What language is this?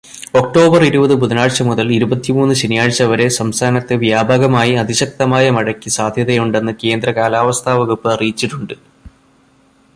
Malayalam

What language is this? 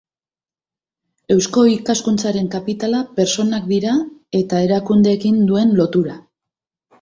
Basque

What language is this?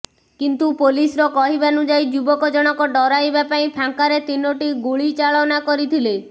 Odia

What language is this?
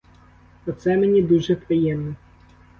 Ukrainian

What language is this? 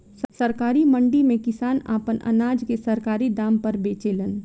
Bhojpuri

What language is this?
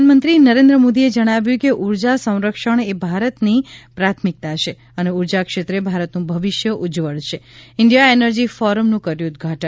Gujarati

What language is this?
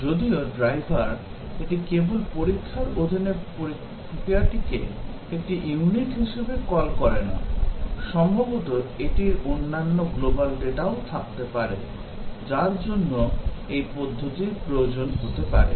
Bangla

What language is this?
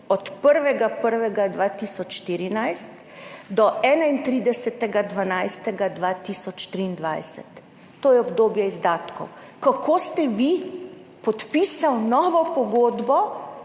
Slovenian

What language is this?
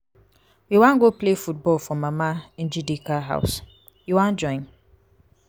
Nigerian Pidgin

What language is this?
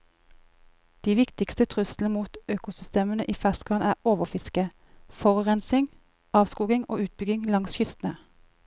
Norwegian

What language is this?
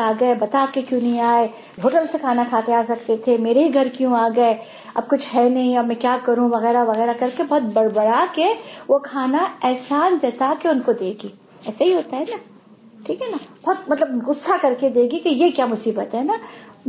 Urdu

